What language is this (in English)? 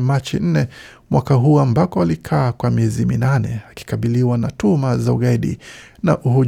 Swahili